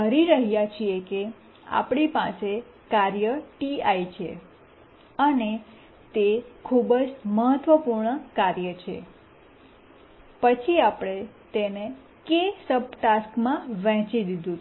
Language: Gujarati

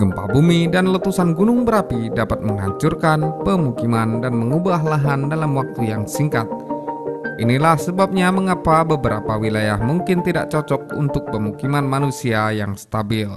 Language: Indonesian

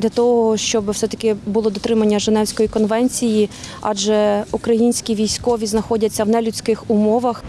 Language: Ukrainian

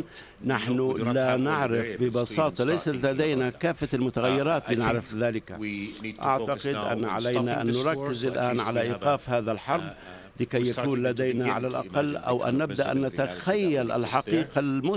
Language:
Arabic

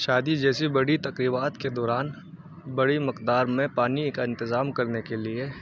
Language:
Urdu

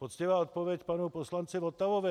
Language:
Czech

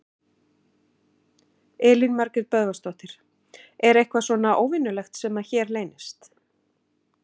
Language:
Icelandic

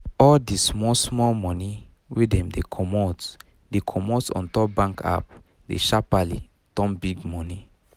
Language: Nigerian Pidgin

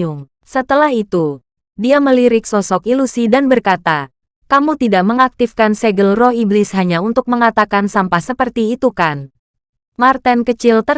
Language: Indonesian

